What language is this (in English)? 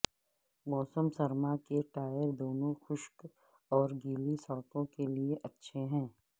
Urdu